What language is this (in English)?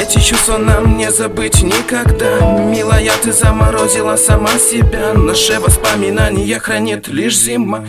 Russian